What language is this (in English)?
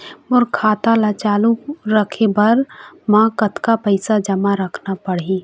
Chhattisgarhi